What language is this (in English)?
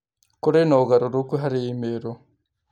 Kikuyu